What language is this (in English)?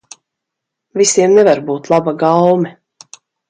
Latvian